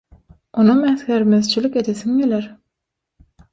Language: Turkmen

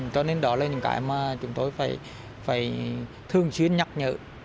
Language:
Vietnamese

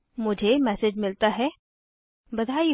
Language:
Hindi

